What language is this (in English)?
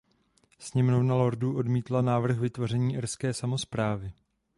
Czech